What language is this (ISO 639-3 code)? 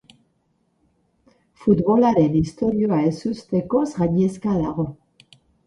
eus